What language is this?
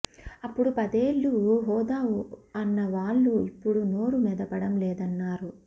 Telugu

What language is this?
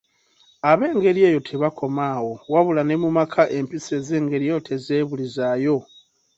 Ganda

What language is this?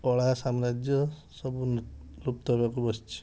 Odia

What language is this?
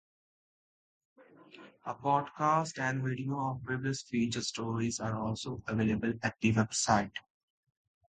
English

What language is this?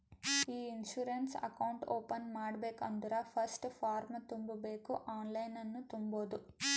Kannada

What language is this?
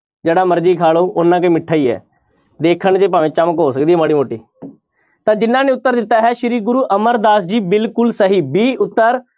Punjabi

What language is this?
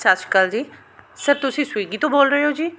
Punjabi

